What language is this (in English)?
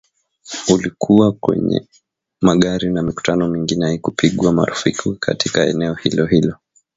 Swahili